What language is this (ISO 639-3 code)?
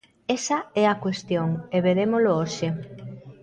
glg